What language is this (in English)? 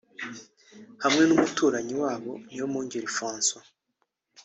Kinyarwanda